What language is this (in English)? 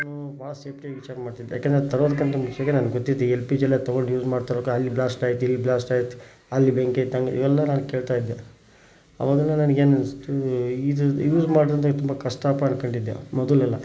Kannada